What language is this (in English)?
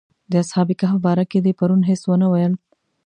Pashto